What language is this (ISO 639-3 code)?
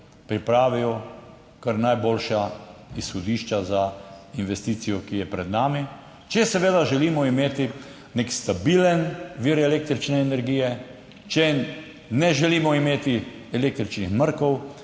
slv